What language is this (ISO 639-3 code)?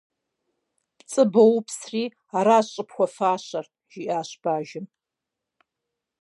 kbd